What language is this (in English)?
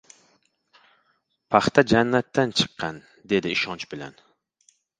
Uzbek